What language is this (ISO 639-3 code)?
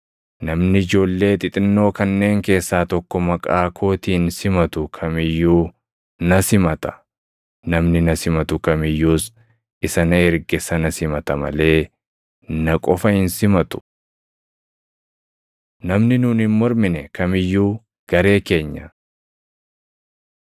orm